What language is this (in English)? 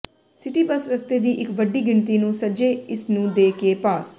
Punjabi